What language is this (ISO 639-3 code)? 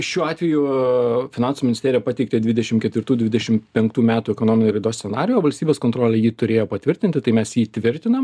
lit